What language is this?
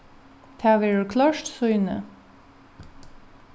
Faroese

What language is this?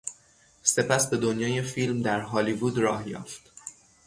Persian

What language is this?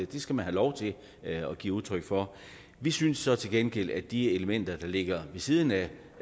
Danish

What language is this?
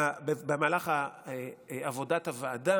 Hebrew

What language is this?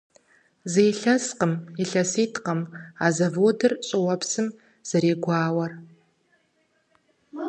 Kabardian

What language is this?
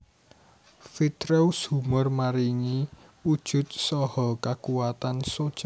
Javanese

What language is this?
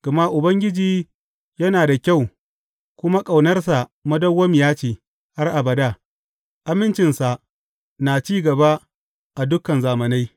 Hausa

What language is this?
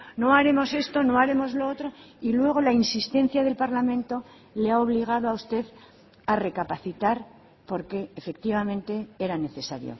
Spanish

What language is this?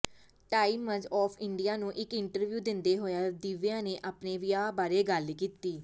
Punjabi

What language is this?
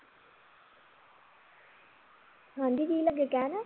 Punjabi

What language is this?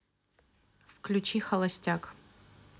Russian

